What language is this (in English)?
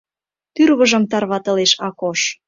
Mari